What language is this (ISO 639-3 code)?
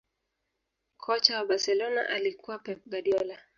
swa